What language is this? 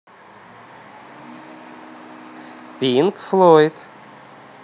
Russian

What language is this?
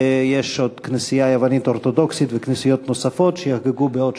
Hebrew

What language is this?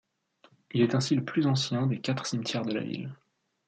French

